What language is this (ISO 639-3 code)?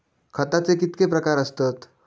mar